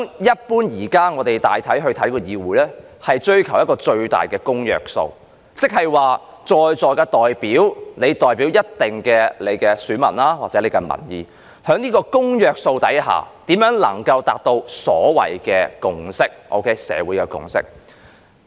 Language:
Cantonese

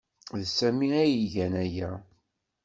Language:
Kabyle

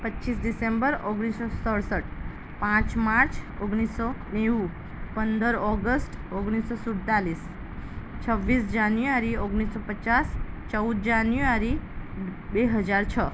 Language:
Gujarati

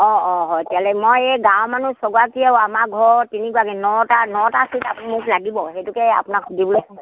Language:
Assamese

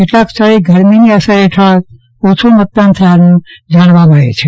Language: Gujarati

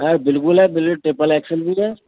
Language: Urdu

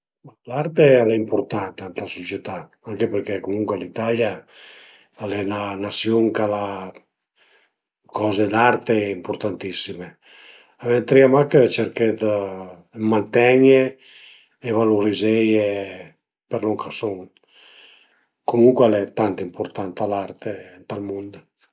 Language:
Piedmontese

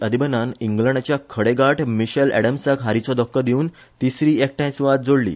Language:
Konkani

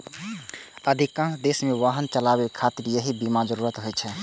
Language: Maithili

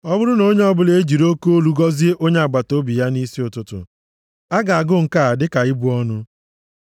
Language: Igbo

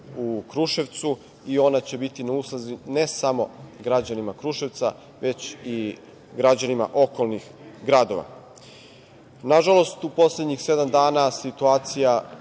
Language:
Serbian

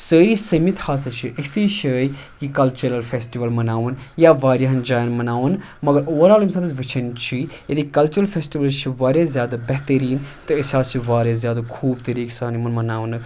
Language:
Kashmiri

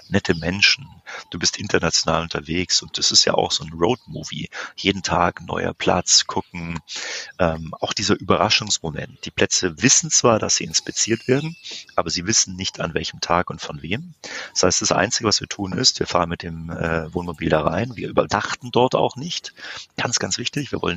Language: German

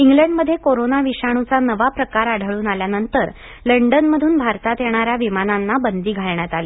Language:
Marathi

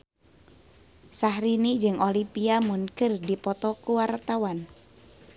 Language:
Sundanese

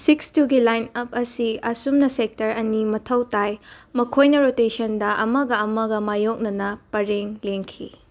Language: Manipuri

